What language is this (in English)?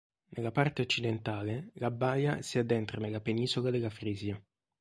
Italian